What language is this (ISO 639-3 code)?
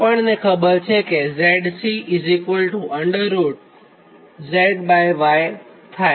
guj